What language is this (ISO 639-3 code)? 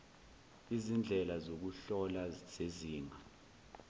zul